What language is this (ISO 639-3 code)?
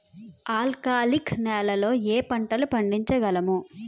tel